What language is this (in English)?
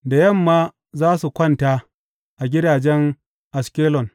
Hausa